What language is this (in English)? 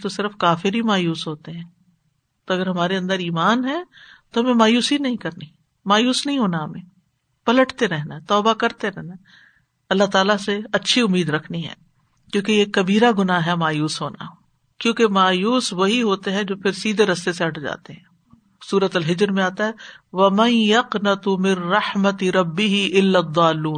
Urdu